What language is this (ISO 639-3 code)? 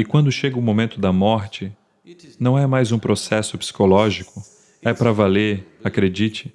por